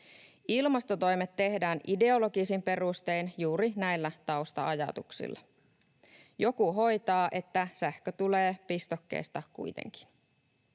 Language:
Finnish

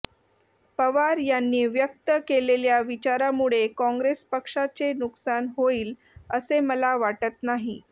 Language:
Marathi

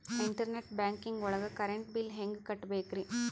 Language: Kannada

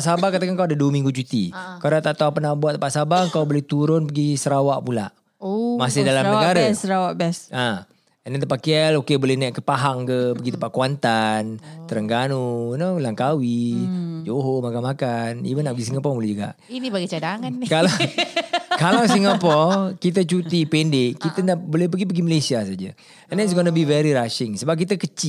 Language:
Malay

